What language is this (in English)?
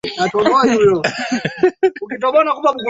Swahili